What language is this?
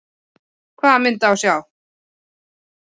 Icelandic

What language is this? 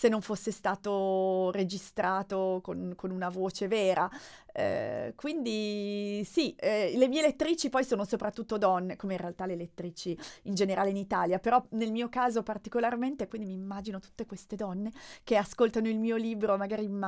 Italian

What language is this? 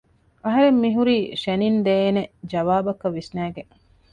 Divehi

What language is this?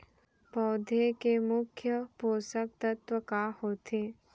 Chhattisgarhi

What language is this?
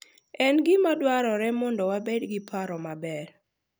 Luo (Kenya and Tanzania)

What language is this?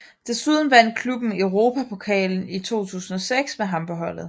Danish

